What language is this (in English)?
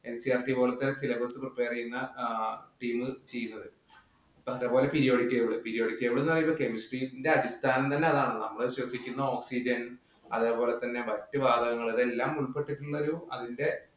Malayalam